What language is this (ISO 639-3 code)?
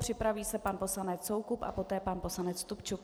ces